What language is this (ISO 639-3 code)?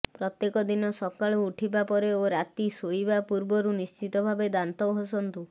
ori